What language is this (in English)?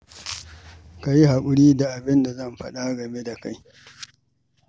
Hausa